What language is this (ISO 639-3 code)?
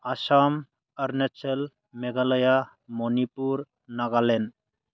brx